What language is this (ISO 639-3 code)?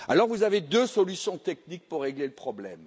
fra